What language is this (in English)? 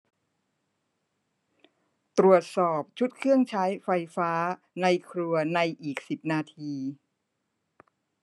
Thai